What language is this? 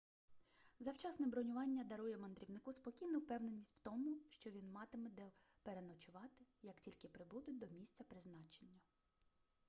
Ukrainian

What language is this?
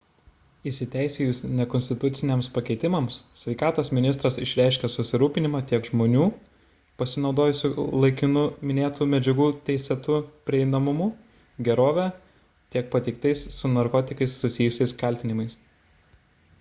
Lithuanian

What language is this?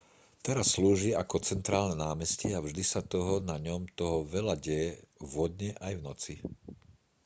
Slovak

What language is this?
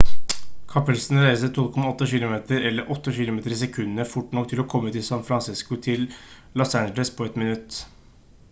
Norwegian Bokmål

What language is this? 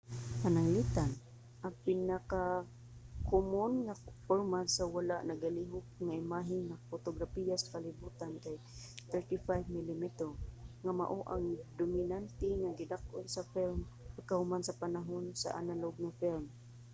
Cebuano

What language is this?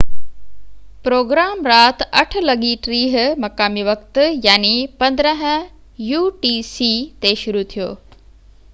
Sindhi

